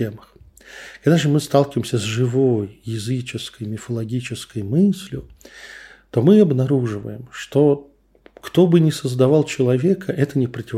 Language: Russian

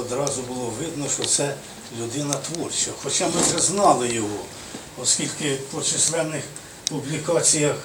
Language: Ukrainian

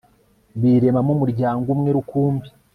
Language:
Kinyarwanda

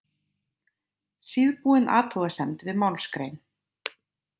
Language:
Icelandic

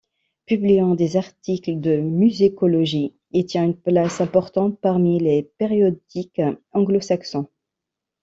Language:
French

